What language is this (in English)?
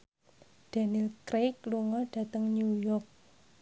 Javanese